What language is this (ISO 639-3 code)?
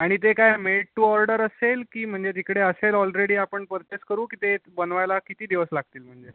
mar